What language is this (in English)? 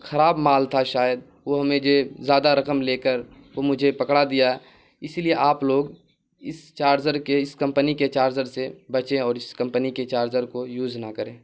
Urdu